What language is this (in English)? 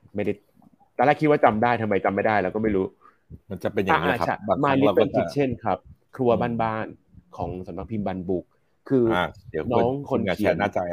Thai